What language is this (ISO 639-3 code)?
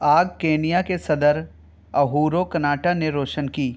urd